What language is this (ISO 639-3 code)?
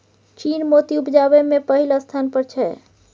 mai